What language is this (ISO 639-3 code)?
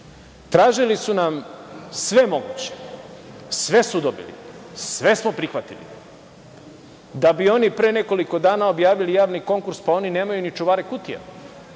srp